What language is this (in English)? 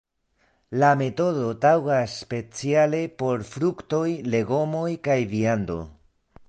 Esperanto